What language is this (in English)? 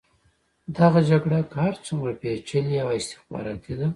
Pashto